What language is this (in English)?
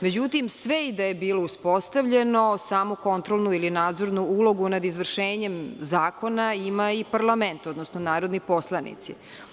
Serbian